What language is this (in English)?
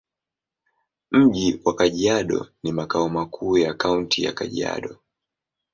Swahili